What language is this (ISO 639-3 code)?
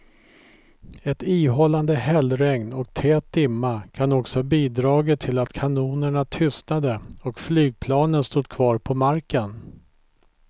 swe